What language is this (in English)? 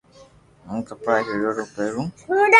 Loarki